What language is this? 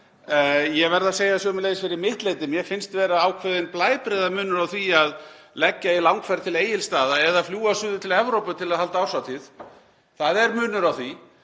Icelandic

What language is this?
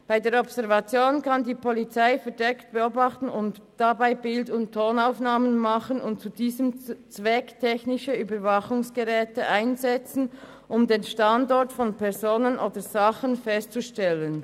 Swiss German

